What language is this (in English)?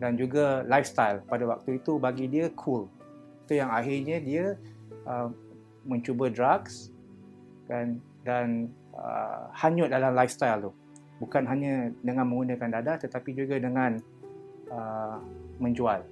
Malay